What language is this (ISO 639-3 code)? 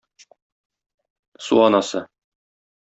tat